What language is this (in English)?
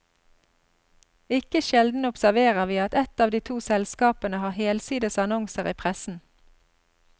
Norwegian